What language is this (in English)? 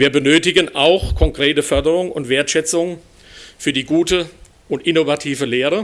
German